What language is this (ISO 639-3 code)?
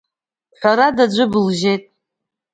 abk